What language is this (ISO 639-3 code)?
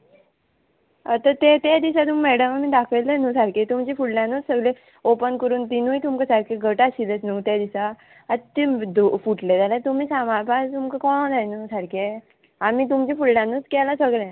kok